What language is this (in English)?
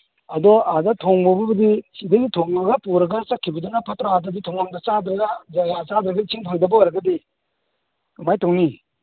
Manipuri